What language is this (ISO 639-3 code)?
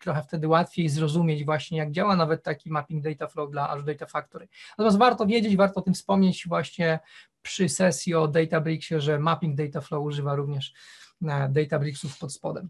pol